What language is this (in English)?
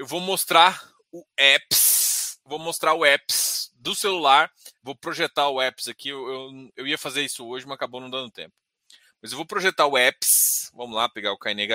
Portuguese